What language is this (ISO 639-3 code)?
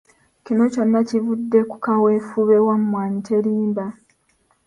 lug